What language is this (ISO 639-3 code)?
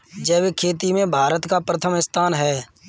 hin